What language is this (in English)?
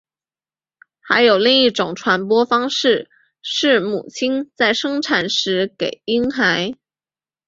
Chinese